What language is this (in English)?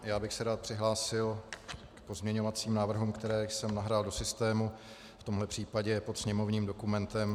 Czech